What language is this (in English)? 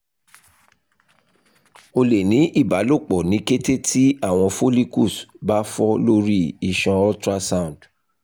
Yoruba